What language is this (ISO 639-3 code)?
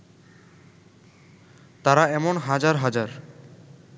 ben